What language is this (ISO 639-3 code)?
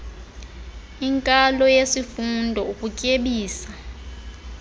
xho